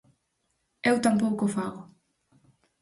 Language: Galician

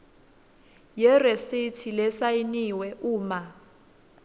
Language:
Swati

